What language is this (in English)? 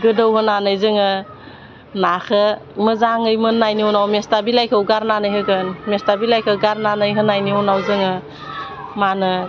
Bodo